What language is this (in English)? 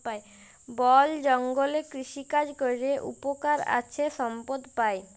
Bangla